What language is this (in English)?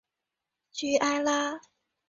Chinese